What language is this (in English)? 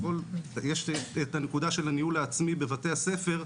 Hebrew